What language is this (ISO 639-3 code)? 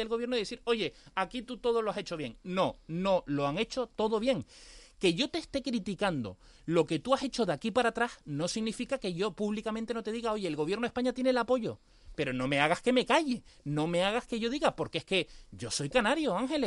spa